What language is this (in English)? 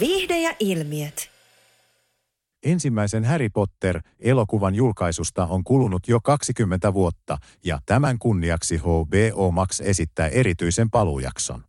Finnish